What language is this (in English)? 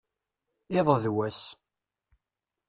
Kabyle